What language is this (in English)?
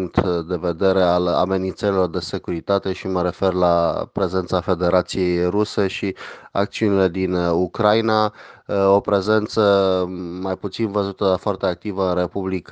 Romanian